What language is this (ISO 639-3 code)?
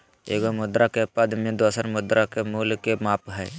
mag